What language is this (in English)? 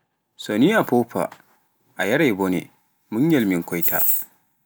Pular